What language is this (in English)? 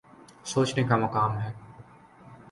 Urdu